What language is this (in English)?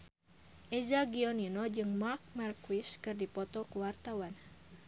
Sundanese